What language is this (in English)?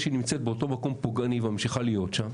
Hebrew